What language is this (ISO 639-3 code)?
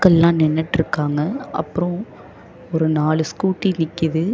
tam